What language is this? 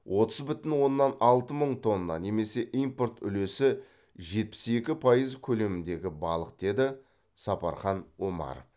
Kazakh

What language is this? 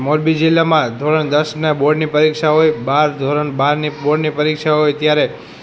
Gujarati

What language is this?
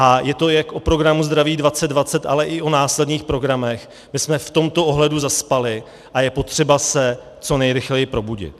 Czech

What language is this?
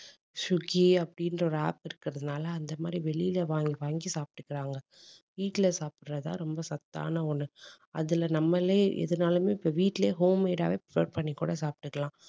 Tamil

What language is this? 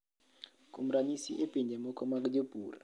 Luo (Kenya and Tanzania)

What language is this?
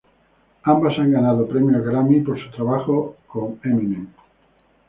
Spanish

